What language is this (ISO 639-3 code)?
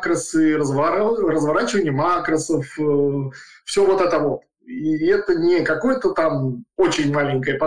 rus